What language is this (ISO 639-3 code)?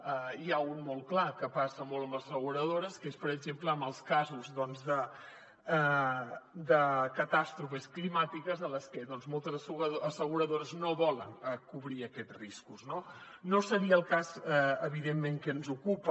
cat